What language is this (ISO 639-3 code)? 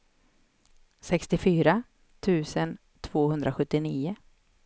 swe